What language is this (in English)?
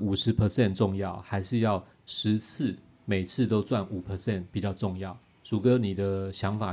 Chinese